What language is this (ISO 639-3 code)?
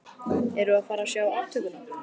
isl